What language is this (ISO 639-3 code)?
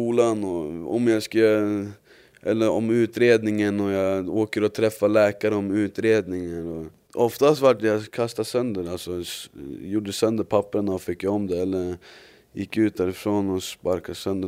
swe